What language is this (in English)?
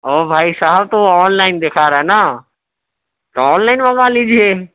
Urdu